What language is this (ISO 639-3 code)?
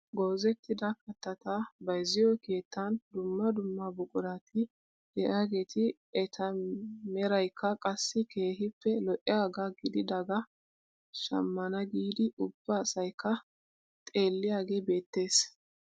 wal